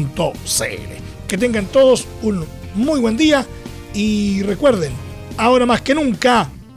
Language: Spanish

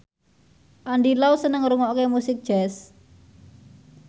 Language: Javanese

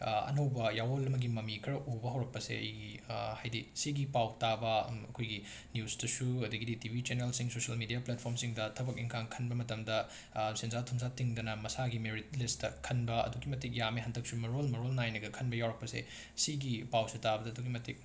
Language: Manipuri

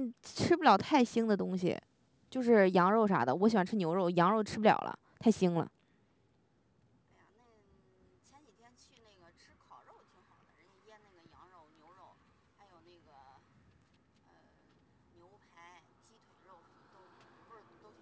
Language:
Chinese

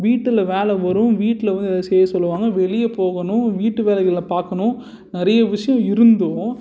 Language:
Tamil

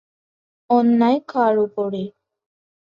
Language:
Bangla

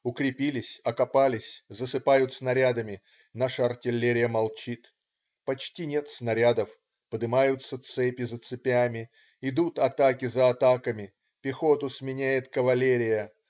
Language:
Russian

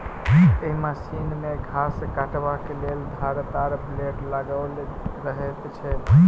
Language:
Maithili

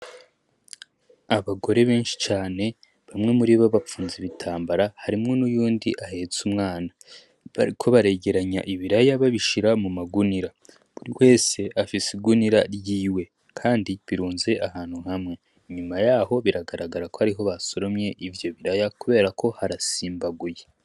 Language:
Rundi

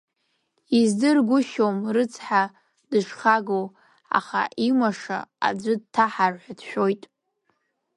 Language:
Abkhazian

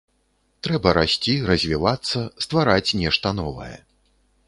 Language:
Belarusian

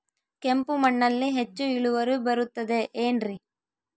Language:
Kannada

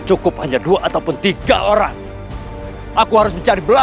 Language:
Indonesian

